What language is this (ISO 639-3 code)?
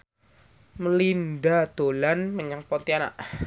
jav